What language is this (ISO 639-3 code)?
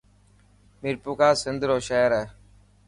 mki